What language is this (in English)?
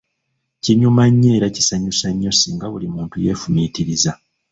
Ganda